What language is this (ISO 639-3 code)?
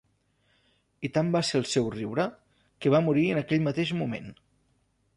cat